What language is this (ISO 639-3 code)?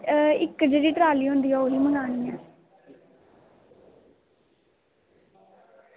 doi